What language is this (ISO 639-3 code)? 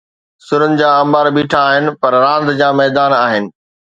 snd